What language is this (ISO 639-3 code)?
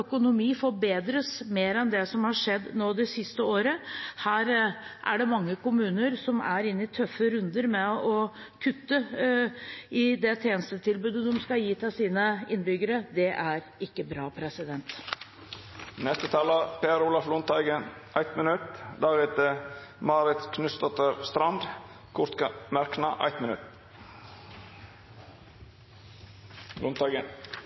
nor